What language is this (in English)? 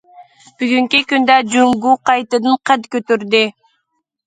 Uyghur